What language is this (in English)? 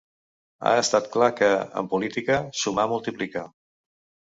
Catalan